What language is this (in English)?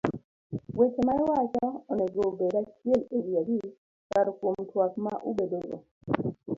Luo (Kenya and Tanzania)